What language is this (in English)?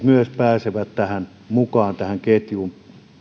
Finnish